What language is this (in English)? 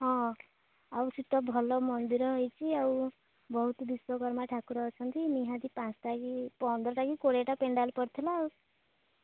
Odia